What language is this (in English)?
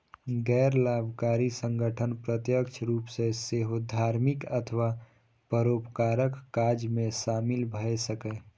Maithili